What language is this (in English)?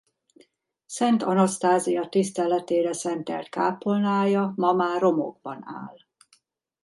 Hungarian